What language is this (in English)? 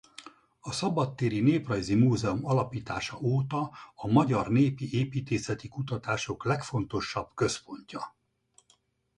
Hungarian